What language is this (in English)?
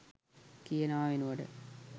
Sinhala